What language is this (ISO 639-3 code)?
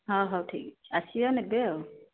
ori